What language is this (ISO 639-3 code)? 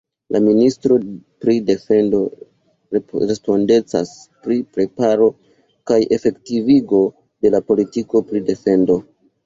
epo